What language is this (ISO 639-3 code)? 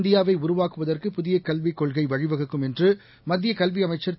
tam